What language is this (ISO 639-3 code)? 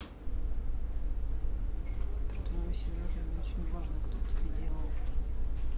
rus